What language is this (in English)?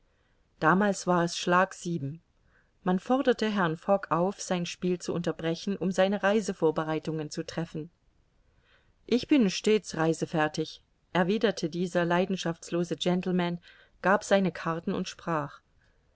German